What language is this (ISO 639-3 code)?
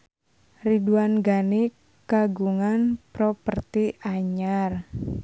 sun